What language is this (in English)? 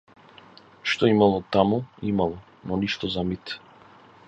Macedonian